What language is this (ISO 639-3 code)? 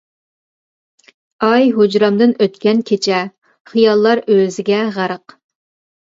uig